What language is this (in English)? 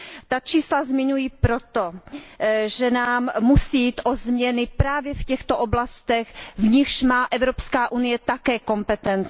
Czech